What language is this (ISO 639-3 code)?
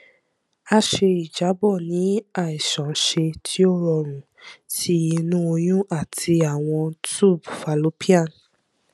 yor